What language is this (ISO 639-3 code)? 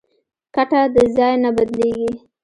pus